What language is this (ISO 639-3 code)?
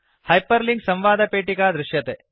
san